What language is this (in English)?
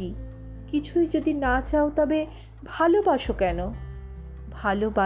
Bangla